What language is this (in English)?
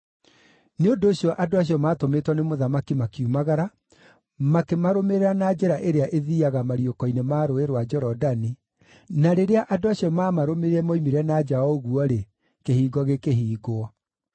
Kikuyu